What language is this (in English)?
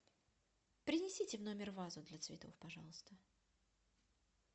Russian